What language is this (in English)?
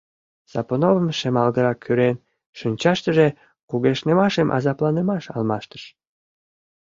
Mari